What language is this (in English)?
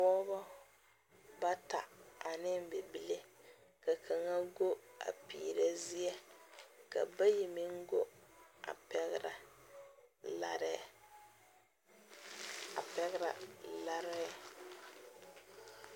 Southern Dagaare